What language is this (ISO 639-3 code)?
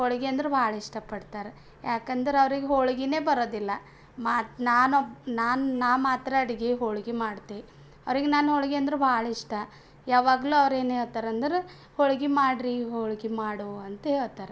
kan